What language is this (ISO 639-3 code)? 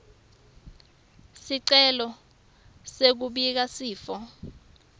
ssw